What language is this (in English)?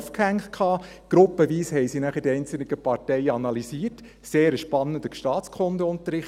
Swiss German